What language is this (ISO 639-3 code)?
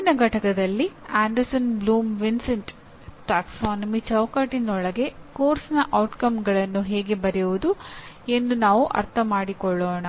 kan